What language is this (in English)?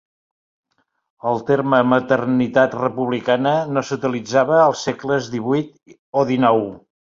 Catalan